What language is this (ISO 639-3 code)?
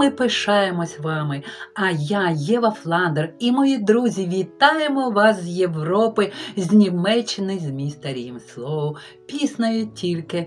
ukr